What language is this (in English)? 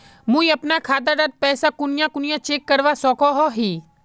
Magahi